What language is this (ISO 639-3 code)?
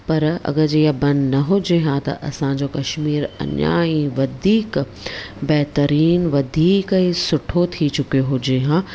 snd